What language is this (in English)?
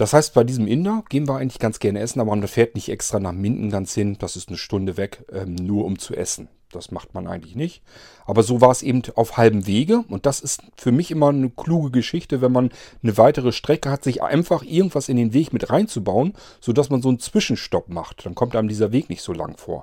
German